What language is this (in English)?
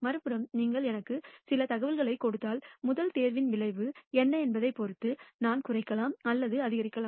Tamil